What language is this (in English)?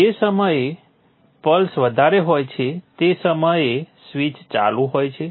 Gujarati